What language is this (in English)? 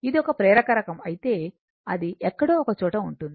Telugu